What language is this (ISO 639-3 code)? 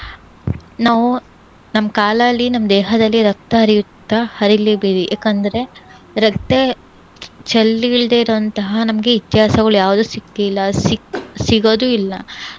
kan